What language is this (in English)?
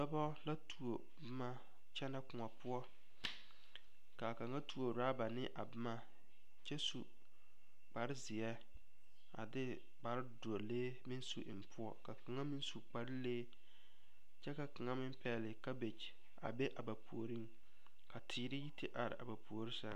Southern Dagaare